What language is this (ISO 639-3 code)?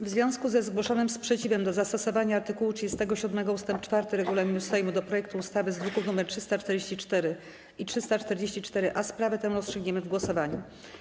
pol